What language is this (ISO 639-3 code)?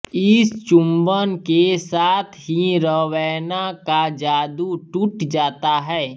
hin